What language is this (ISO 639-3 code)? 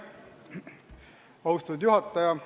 est